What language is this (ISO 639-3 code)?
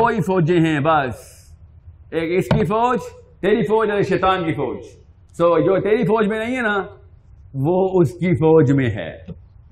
urd